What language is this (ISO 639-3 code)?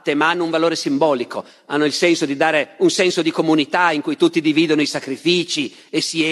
ita